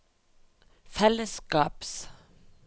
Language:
Norwegian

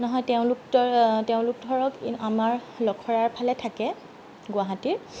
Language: Assamese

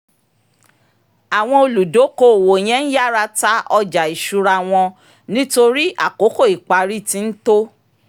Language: Yoruba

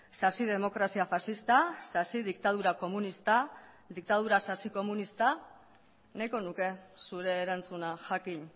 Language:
Basque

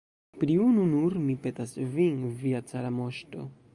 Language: Esperanto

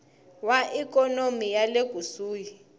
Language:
Tsonga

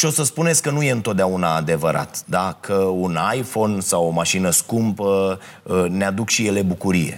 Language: Romanian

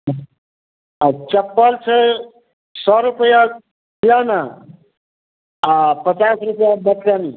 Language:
Maithili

